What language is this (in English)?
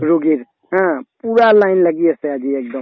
Assamese